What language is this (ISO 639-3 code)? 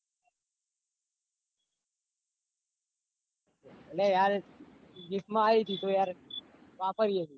guj